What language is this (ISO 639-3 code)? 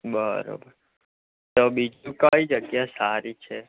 guj